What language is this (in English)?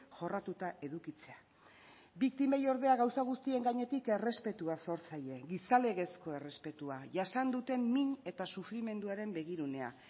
Basque